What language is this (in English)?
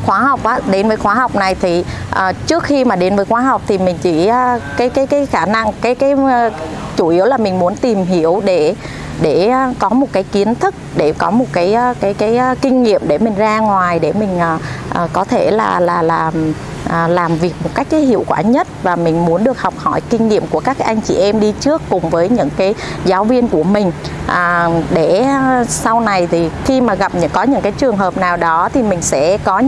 Vietnamese